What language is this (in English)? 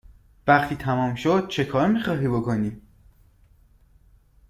Persian